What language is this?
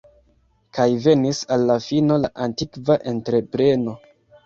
Esperanto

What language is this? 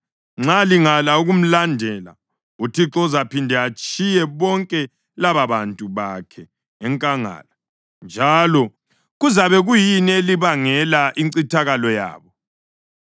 North Ndebele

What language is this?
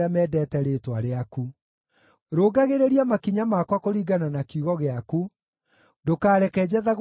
Kikuyu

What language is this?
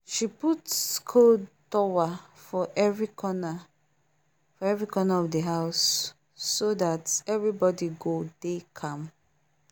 Nigerian Pidgin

